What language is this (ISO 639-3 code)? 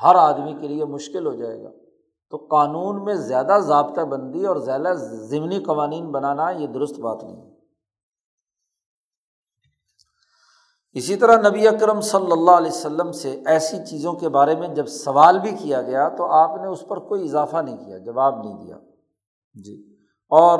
urd